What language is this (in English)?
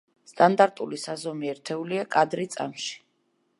Georgian